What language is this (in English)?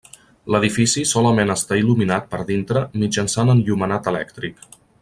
Catalan